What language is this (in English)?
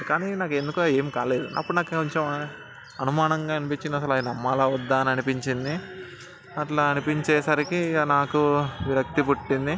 Telugu